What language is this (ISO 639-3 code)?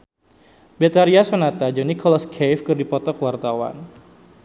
sun